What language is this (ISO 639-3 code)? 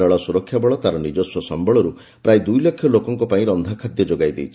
ori